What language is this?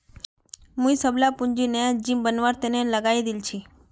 Magahi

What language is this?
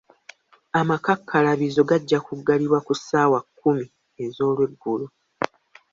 Ganda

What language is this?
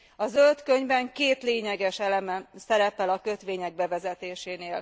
Hungarian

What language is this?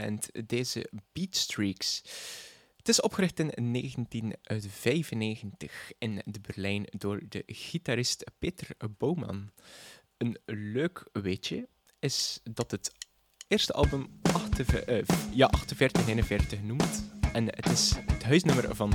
Dutch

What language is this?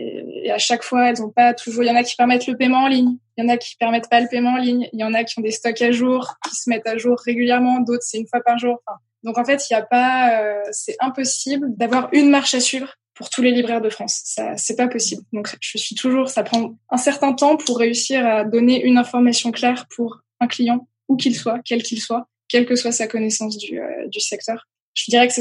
French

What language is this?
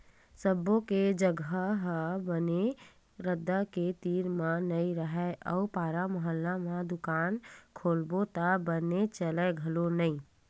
Chhattisgarhi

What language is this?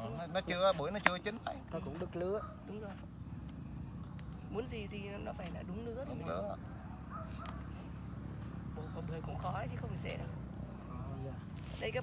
Vietnamese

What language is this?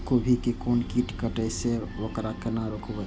Maithili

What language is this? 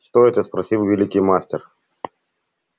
Russian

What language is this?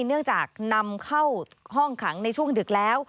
Thai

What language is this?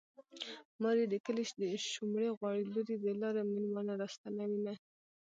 Pashto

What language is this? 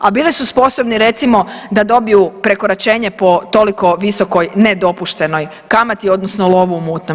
Croatian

